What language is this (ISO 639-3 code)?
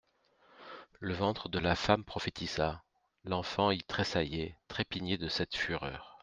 fra